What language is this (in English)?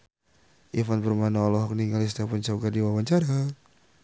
Sundanese